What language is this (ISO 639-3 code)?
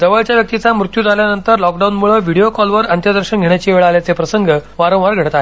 mar